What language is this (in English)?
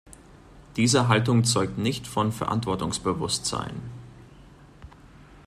German